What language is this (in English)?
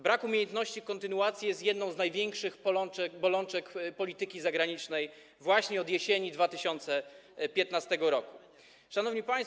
Polish